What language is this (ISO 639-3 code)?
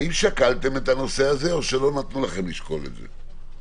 heb